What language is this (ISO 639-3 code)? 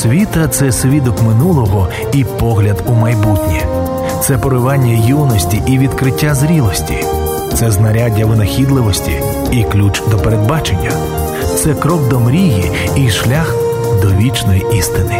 ukr